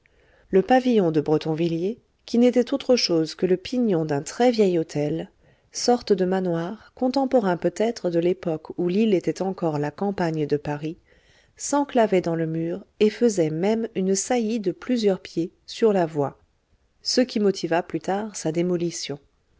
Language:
French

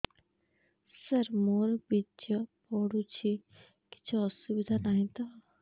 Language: Odia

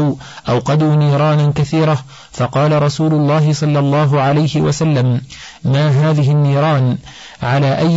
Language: Arabic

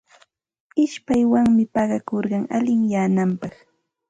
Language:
Santa Ana de Tusi Pasco Quechua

